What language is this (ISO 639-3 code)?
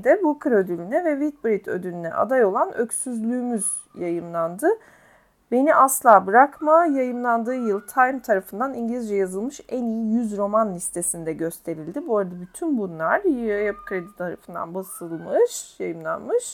tur